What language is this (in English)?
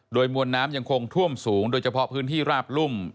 Thai